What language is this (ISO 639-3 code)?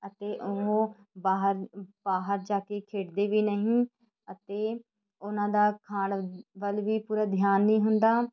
pan